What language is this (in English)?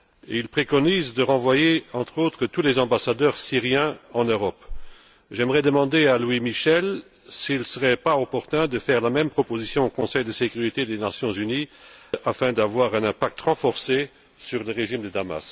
French